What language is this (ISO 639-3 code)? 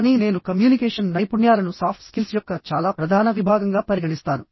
tel